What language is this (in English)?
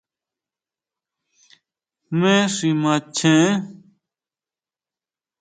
Huautla Mazatec